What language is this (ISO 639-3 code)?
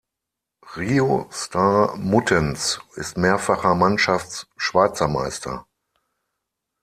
deu